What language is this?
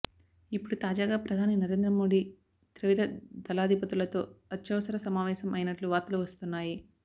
Telugu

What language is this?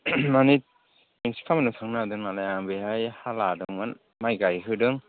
Bodo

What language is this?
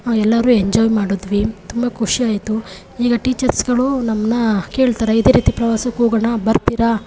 Kannada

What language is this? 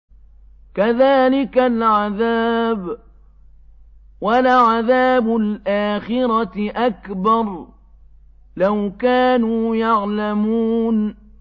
Arabic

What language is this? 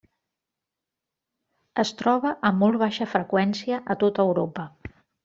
Catalan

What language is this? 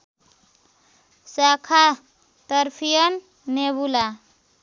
Nepali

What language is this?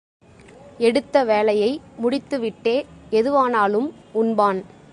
Tamil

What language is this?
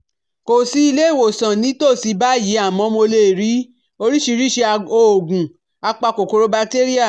Yoruba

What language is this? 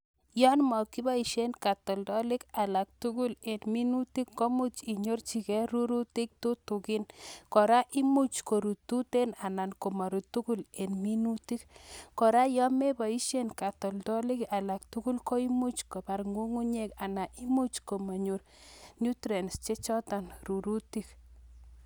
Kalenjin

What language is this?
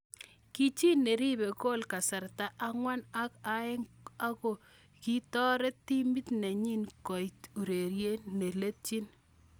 Kalenjin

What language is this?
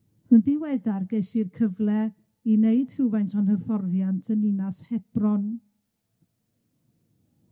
Welsh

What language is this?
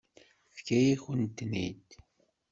Kabyle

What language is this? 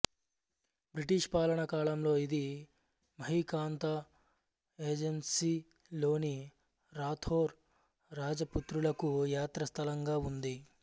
Telugu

